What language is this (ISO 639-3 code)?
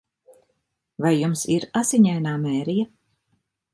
lav